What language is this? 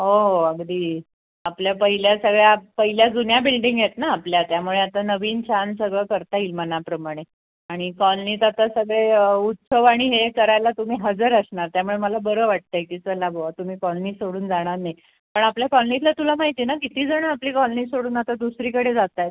Marathi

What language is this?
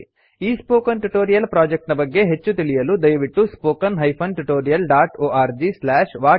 Kannada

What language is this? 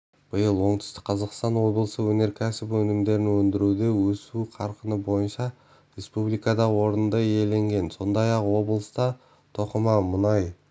Kazakh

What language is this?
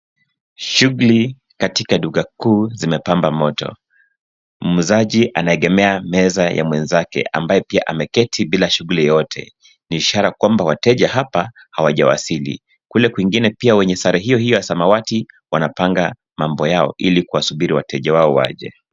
Swahili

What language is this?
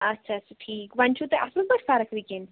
Kashmiri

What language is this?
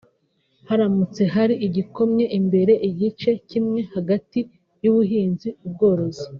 Kinyarwanda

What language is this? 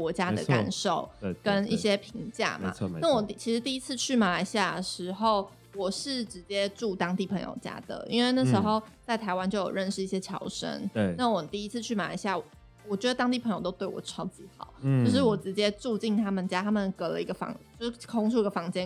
Chinese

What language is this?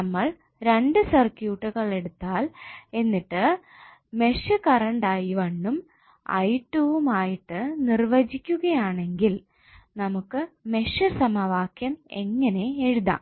Malayalam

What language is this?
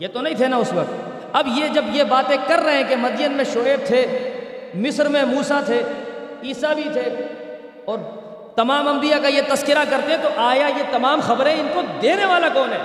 Urdu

